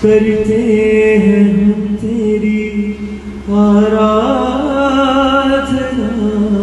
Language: Hindi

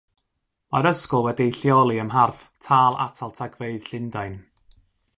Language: Welsh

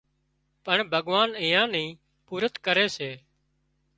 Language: Wadiyara Koli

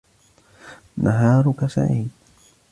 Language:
Arabic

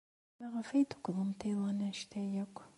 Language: Kabyle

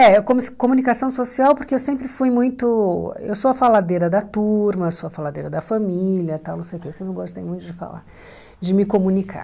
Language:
Portuguese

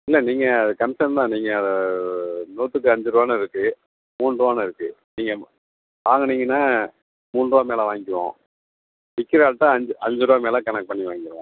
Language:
Tamil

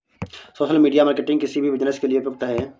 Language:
Hindi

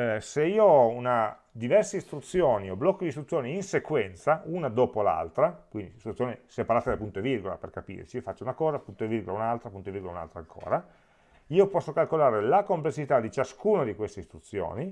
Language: Italian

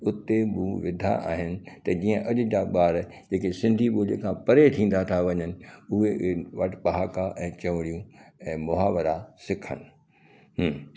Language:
Sindhi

